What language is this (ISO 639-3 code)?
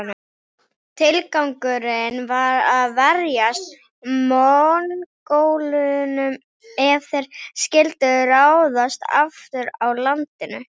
isl